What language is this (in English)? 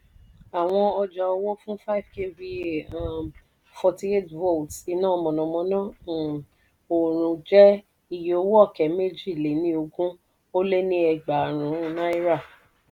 Yoruba